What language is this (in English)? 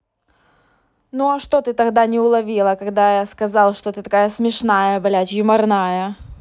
Russian